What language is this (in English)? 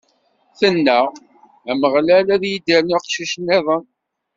Kabyle